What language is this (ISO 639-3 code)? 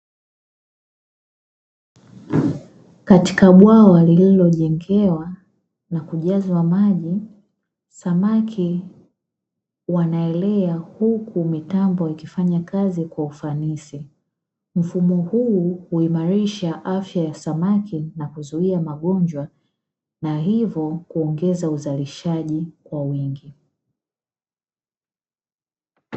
swa